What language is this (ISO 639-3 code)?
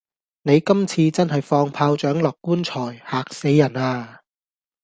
yue